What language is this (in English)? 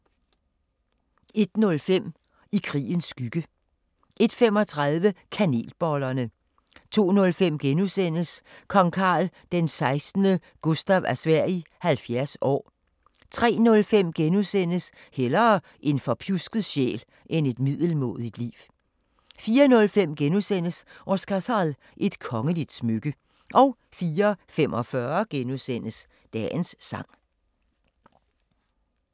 Danish